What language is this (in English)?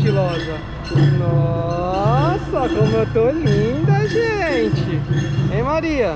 Portuguese